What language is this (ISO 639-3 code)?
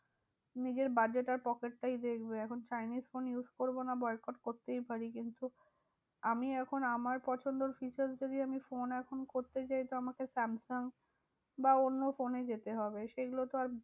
ben